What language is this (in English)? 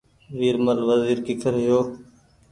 Goaria